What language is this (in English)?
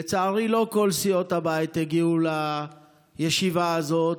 Hebrew